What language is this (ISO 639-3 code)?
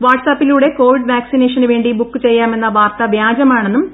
mal